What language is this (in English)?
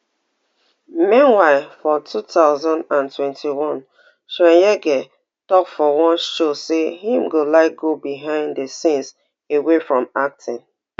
Nigerian Pidgin